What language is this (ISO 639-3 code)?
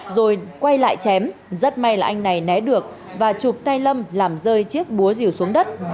vie